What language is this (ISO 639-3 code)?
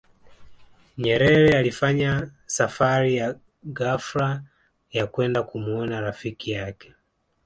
swa